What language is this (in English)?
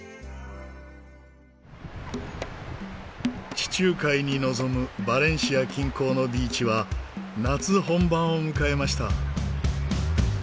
Japanese